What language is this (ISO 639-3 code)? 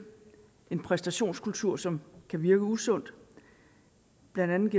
dan